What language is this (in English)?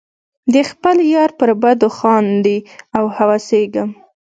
Pashto